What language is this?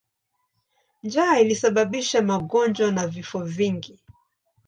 Swahili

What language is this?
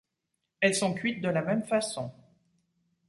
French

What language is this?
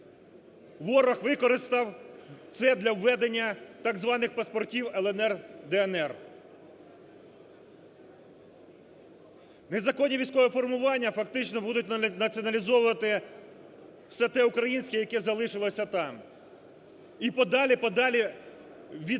Ukrainian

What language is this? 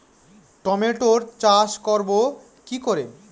Bangla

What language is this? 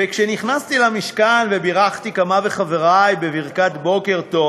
Hebrew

